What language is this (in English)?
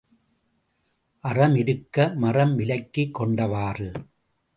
Tamil